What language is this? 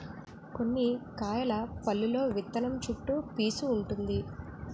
Telugu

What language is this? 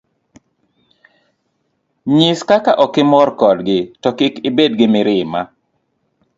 Luo (Kenya and Tanzania)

